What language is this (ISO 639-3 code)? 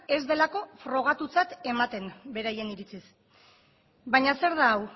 eus